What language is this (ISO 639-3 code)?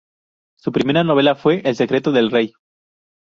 spa